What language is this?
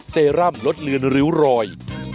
Thai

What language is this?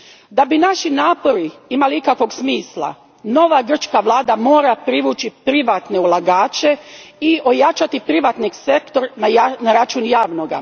Croatian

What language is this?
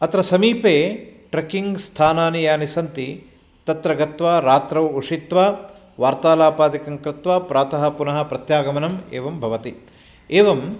Sanskrit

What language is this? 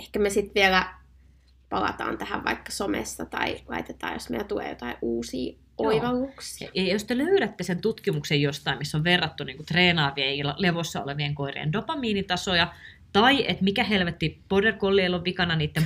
Finnish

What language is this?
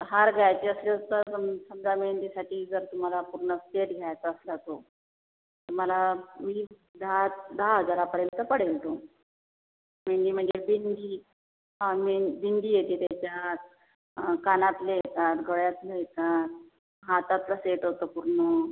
Marathi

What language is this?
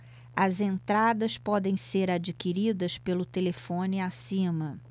Portuguese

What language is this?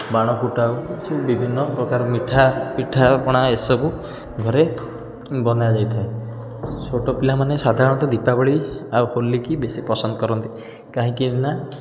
Odia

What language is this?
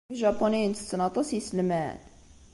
Kabyle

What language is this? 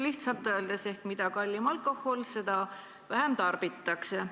Estonian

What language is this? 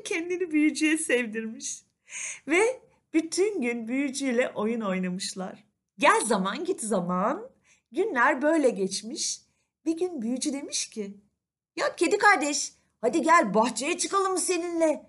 Turkish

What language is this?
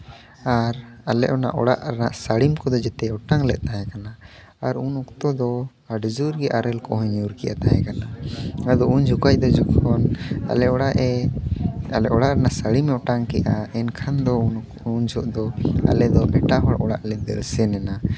Santali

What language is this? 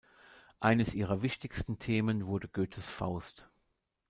German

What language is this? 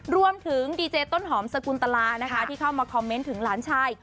Thai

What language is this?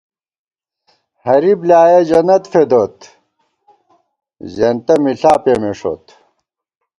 Gawar-Bati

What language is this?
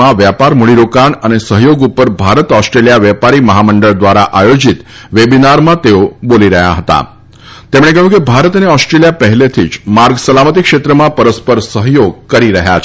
Gujarati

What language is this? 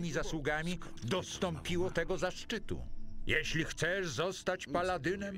Polish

